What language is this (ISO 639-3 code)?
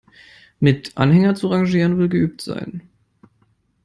deu